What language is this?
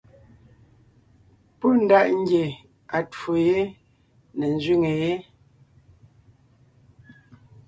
Ngiemboon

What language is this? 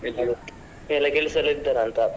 Kannada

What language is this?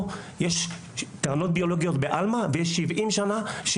Hebrew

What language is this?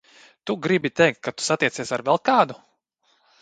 Latvian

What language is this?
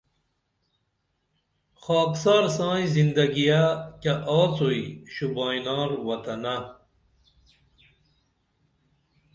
Dameli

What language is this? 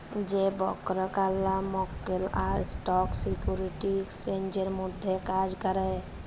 Bangla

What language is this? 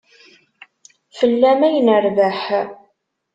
Kabyle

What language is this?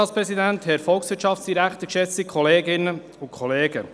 Swiss German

